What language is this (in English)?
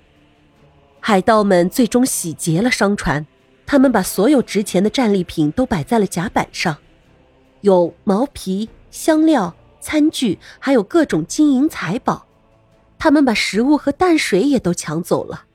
Chinese